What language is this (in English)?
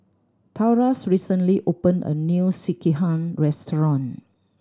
English